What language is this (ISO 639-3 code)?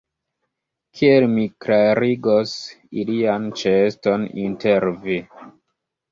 epo